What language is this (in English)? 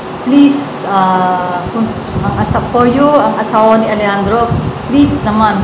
Filipino